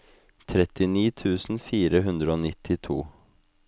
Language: Norwegian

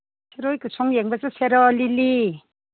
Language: Manipuri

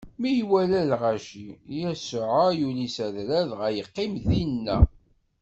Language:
Kabyle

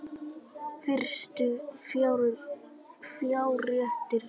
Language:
Icelandic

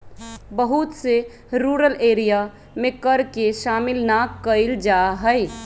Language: Magahi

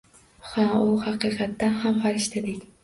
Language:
Uzbek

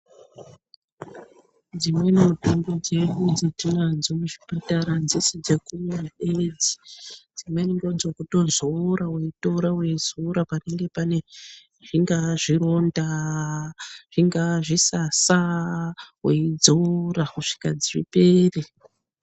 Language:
Ndau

